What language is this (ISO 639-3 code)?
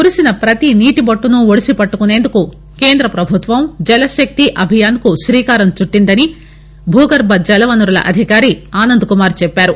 tel